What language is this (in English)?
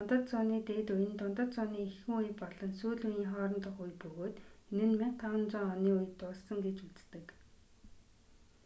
Mongolian